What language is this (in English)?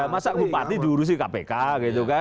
Indonesian